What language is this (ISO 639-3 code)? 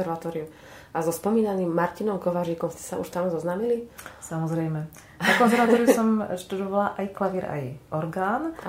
slk